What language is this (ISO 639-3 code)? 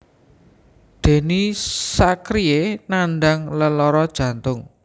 jav